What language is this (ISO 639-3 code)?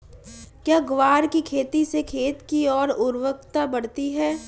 hin